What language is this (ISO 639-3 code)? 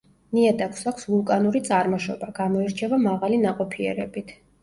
kat